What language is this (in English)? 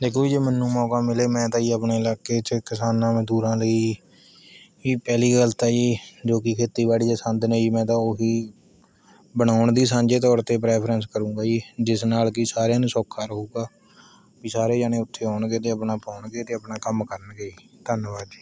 Punjabi